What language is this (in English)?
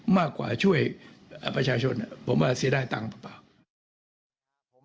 Thai